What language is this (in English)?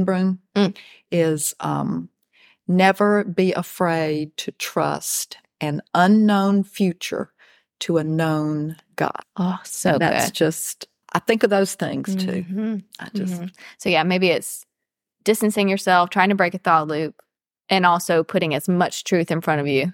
English